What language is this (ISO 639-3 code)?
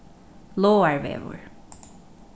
fao